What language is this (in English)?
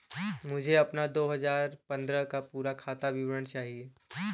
Hindi